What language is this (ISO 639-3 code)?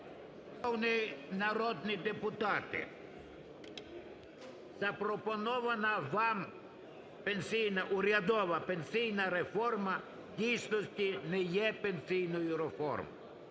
ukr